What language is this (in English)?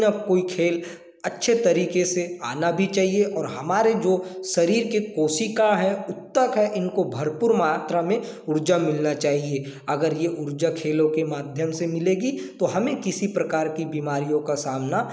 Hindi